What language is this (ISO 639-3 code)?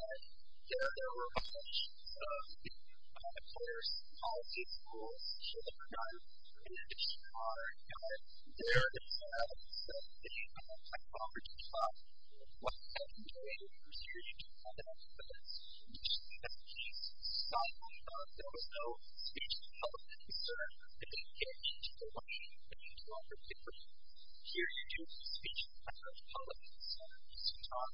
eng